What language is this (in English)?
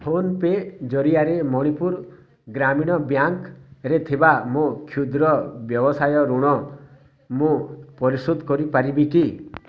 Odia